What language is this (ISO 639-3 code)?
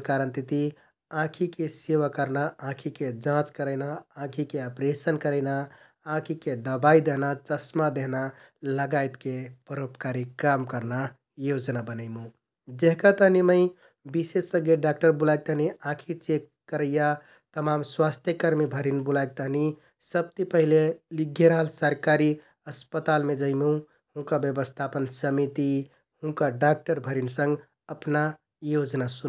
tkt